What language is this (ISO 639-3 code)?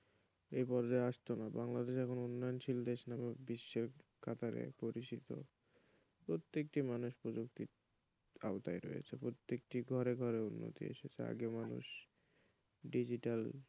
ben